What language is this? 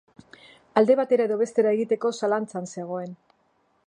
Basque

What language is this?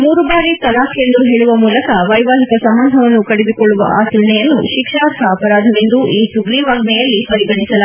Kannada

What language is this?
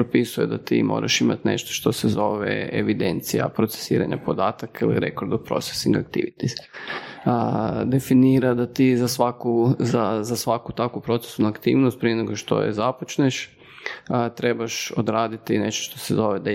Croatian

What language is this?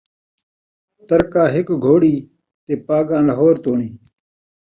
Saraiki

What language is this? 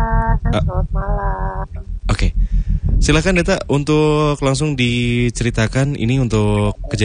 Indonesian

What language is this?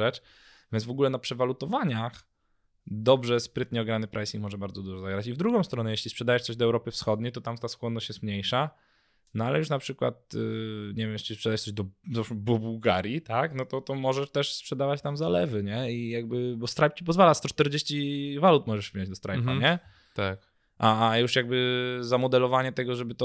Polish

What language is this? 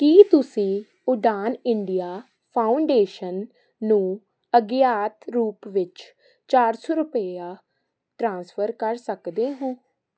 Punjabi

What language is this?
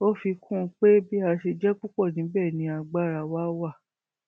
Yoruba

